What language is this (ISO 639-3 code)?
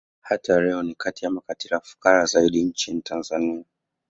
swa